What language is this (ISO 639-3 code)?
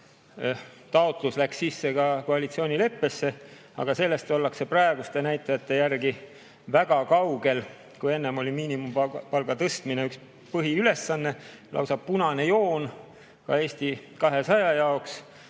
est